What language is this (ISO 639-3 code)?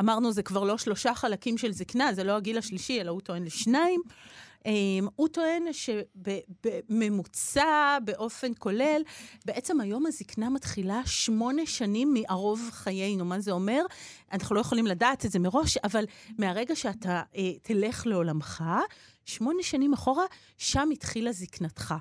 heb